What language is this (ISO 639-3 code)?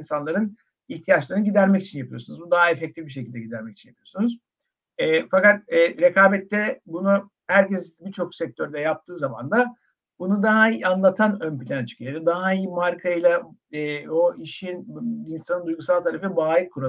tur